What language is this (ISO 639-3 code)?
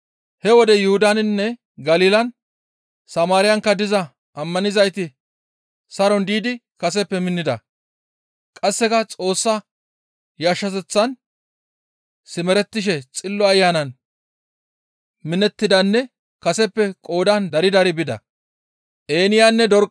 gmv